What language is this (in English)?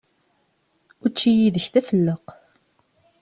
Kabyle